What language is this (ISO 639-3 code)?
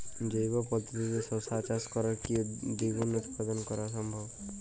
ben